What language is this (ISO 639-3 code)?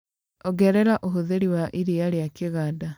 kik